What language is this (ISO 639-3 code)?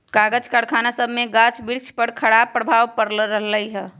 mag